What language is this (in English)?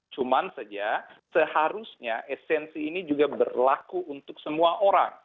Indonesian